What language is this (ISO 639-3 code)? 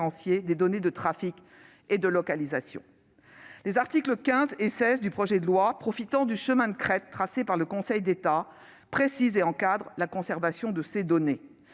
fra